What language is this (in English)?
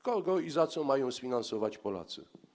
Polish